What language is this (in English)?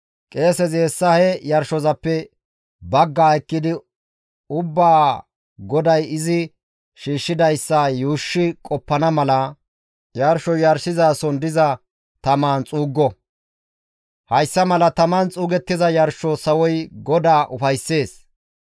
Gamo